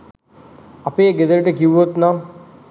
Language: Sinhala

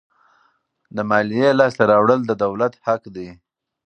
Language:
Pashto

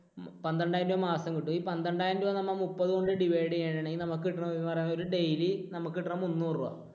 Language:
Malayalam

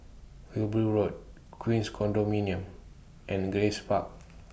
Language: English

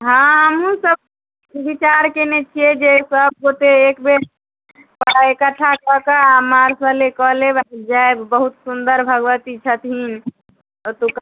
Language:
Maithili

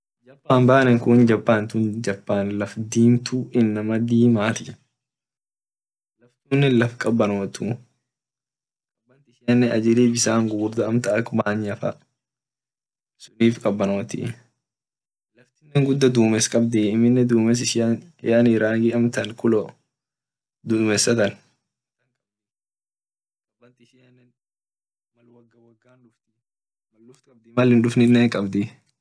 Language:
Orma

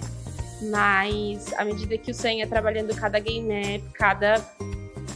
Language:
Portuguese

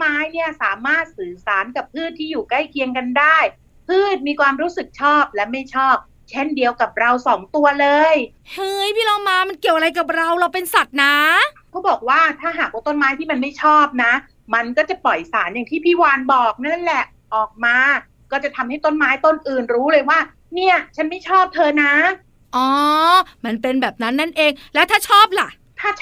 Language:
Thai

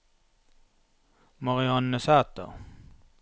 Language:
Norwegian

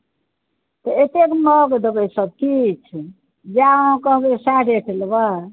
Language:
Maithili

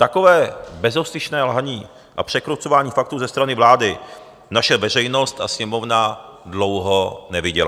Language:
Czech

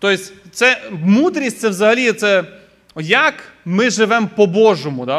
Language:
Ukrainian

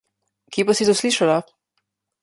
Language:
Slovenian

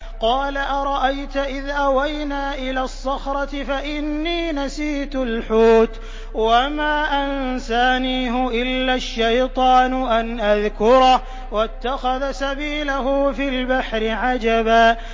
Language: Arabic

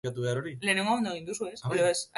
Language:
Basque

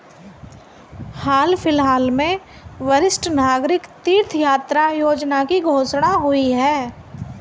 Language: Hindi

